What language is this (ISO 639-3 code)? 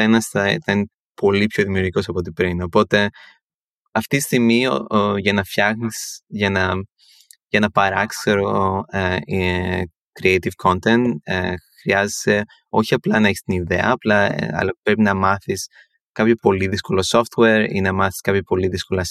ell